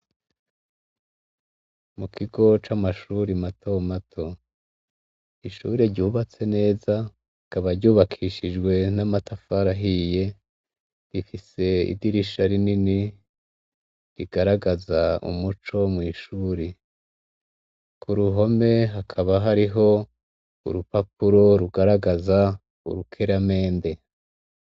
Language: Rundi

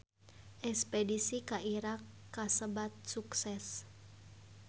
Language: Sundanese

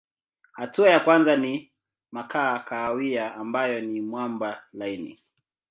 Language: Swahili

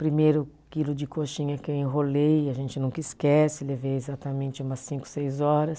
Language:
Portuguese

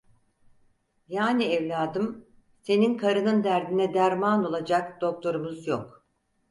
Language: Turkish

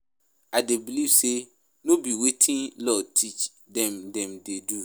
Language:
Nigerian Pidgin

